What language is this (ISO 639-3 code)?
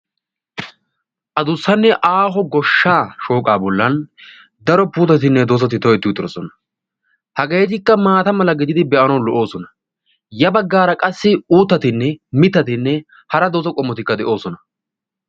wal